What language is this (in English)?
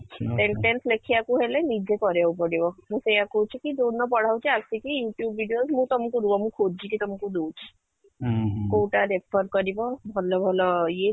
Odia